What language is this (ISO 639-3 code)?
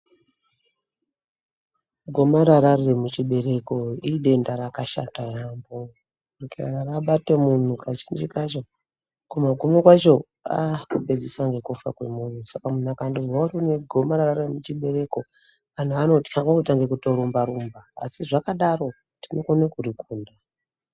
ndc